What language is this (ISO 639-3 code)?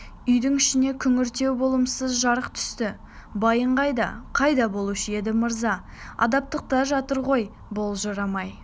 kaz